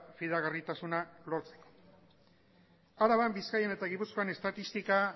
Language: Basque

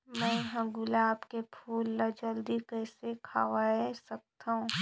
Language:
Chhattisgarhi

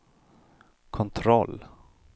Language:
Swedish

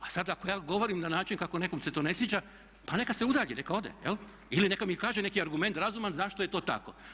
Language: Croatian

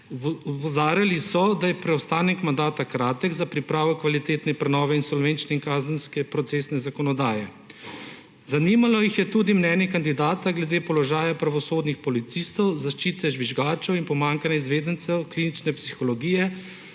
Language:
Slovenian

